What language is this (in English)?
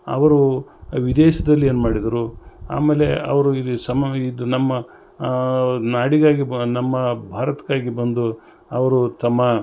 Kannada